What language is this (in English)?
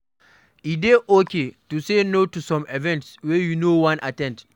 Nigerian Pidgin